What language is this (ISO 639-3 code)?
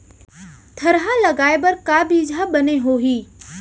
hne